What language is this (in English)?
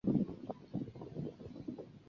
Chinese